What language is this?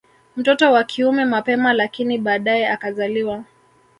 Swahili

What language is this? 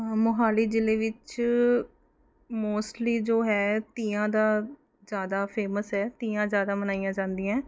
Punjabi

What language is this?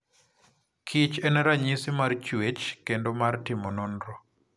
Luo (Kenya and Tanzania)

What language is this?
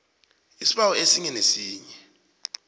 South Ndebele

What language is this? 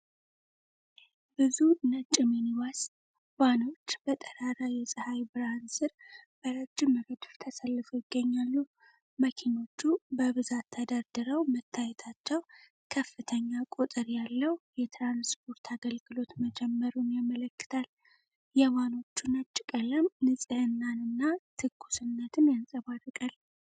Amharic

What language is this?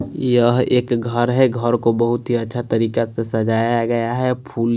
Hindi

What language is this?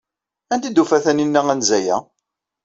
Kabyle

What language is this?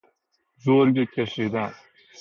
Persian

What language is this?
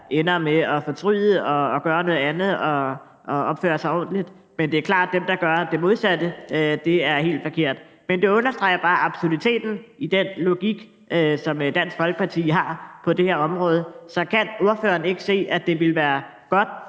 Danish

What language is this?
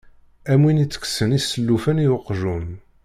Kabyle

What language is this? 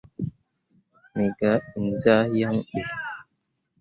Mundang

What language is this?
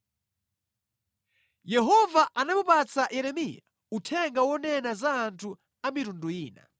Nyanja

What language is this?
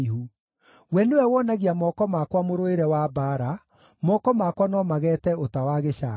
Kikuyu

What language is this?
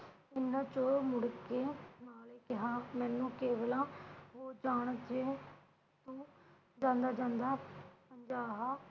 Punjabi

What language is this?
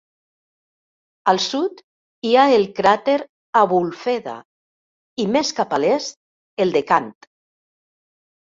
Catalan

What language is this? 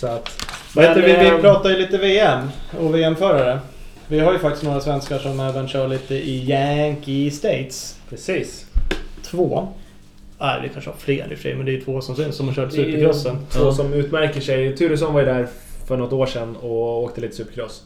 Swedish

